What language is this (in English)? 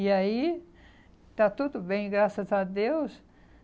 Portuguese